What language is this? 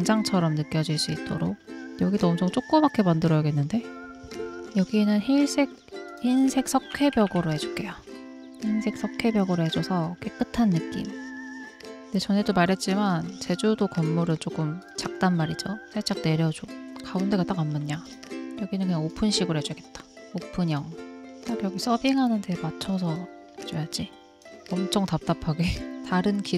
Korean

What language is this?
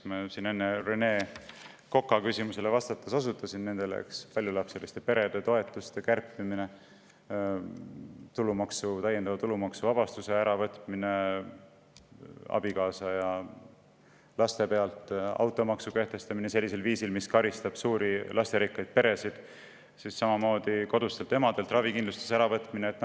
Estonian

